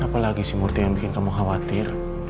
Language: Indonesian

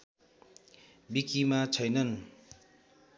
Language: Nepali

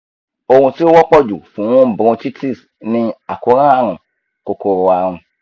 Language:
Yoruba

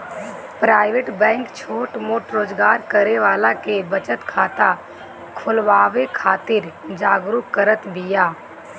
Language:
Bhojpuri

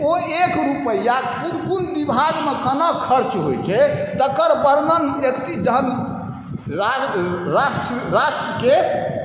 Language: Maithili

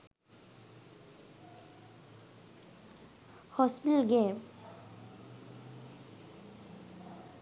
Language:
Sinhala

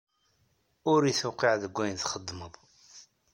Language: Kabyle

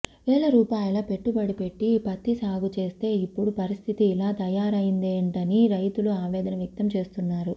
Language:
Telugu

